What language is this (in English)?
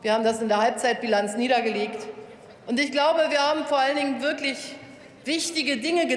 German